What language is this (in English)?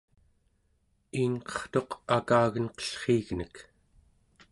Central Yupik